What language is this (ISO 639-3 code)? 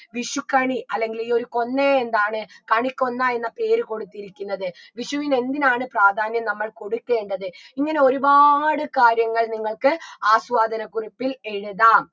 mal